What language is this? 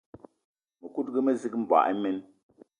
Eton (Cameroon)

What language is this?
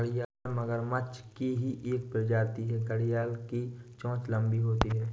Hindi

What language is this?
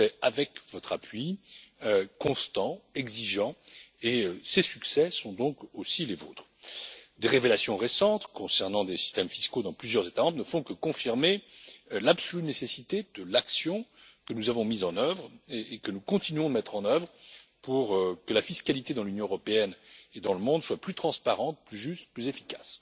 French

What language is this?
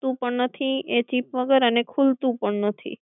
Gujarati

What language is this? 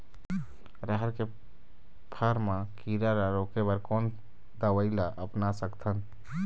Chhattisgarhi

